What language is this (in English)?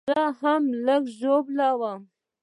Pashto